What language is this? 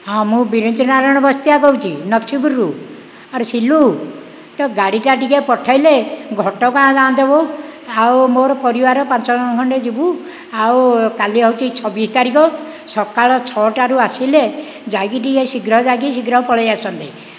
Odia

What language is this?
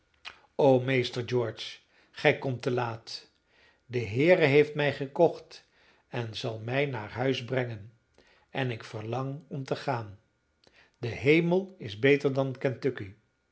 Dutch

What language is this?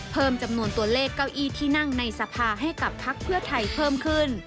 Thai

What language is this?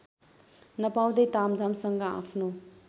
Nepali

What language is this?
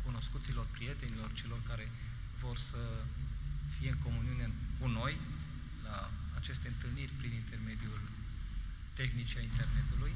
Romanian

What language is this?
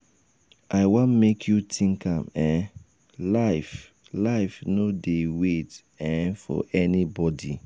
Nigerian Pidgin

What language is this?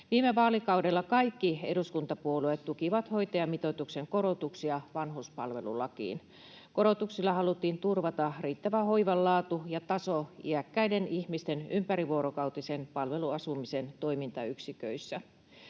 Finnish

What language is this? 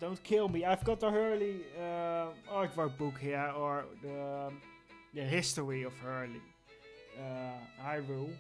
English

